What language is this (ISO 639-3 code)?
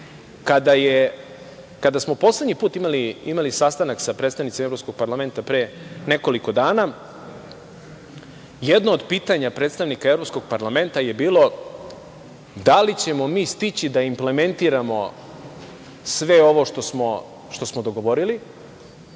srp